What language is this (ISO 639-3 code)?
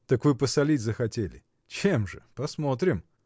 rus